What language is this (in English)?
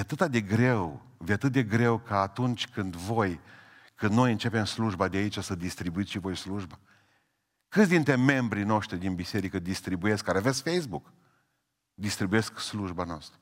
Romanian